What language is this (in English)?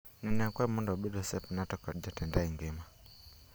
Luo (Kenya and Tanzania)